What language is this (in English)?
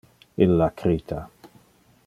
Interlingua